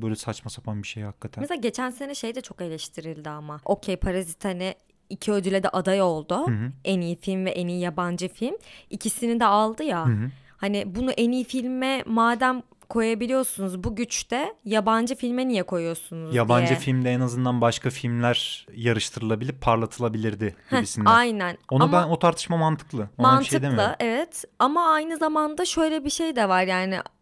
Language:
Turkish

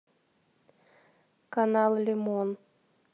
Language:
Russian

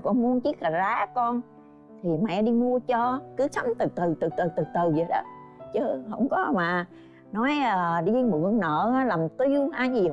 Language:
Vietnamese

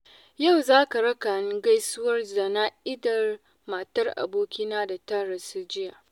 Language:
Hausa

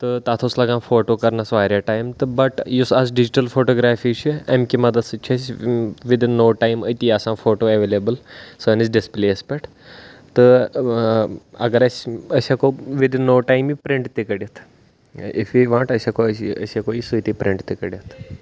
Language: Kashmiri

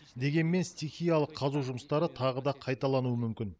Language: Kazakh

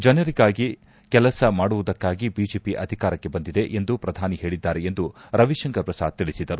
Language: Kannada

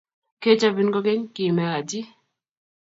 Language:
Kalenjin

